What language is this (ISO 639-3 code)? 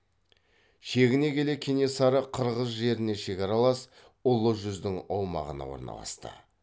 kaz